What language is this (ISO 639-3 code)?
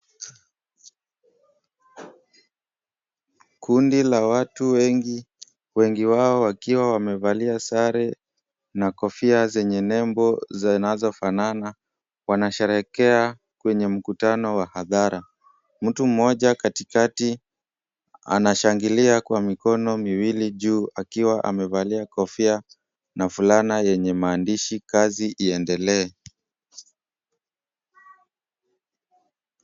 swa